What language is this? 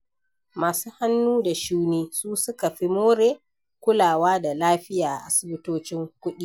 Hausa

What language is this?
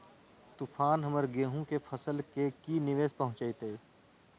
Magahi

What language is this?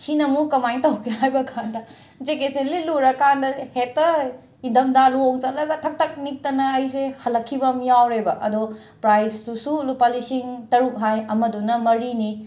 Manipuri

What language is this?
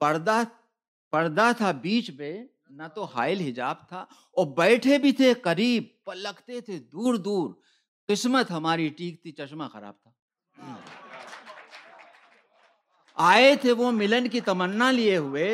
Urdu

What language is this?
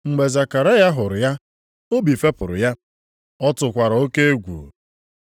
Igbo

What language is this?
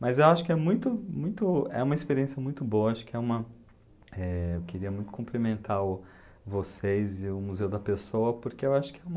Portuguese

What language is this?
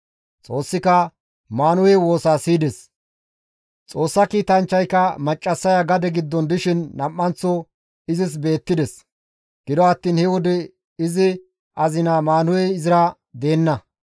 Gamo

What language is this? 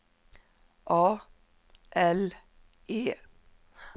Swedish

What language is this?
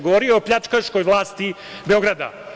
Serbian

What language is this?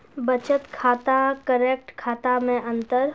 Maithili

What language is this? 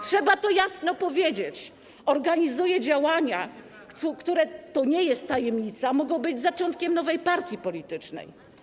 Polish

